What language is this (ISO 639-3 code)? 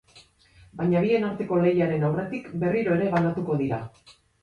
eus